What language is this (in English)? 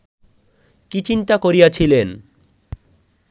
Bangla